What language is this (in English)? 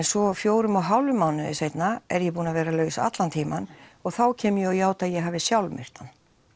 Icelandic